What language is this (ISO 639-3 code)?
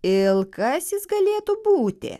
lit